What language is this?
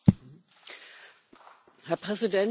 German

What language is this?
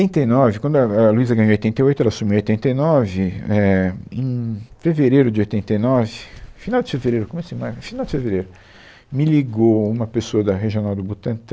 Portuguese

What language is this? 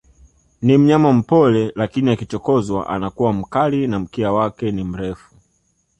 Swahili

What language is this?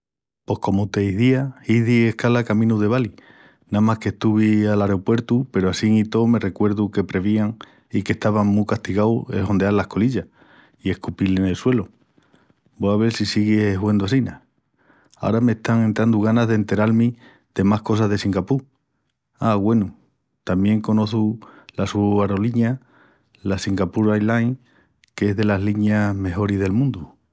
Extremaduran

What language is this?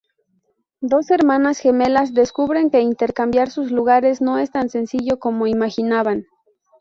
Spanish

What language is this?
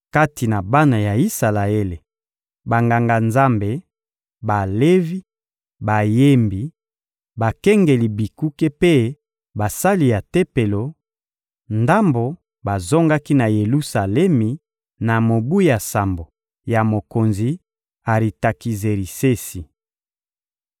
Lingala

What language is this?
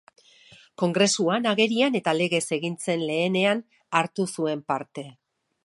Basque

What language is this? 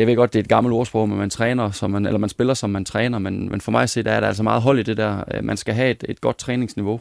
Danish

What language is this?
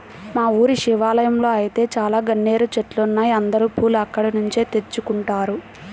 Telugu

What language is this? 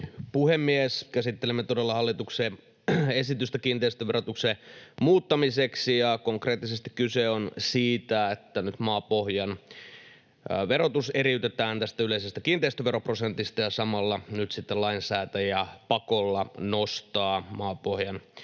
Finnish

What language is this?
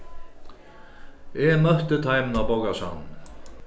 Faroese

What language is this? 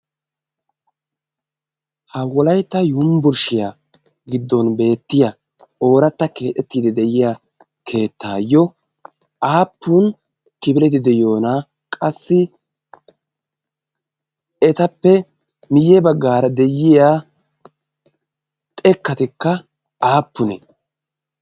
Wolaytta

